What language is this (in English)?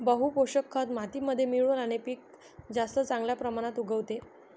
Marathi